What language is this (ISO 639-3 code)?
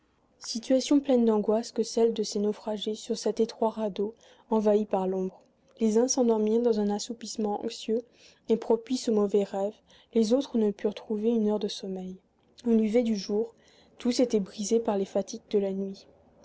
fra